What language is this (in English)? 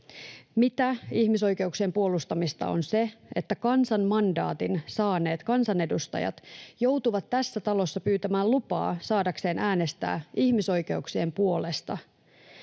Finnish